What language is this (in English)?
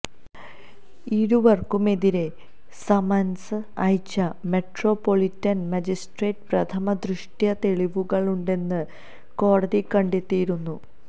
Malayalam